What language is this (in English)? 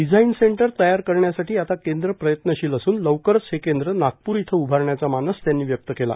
Marathi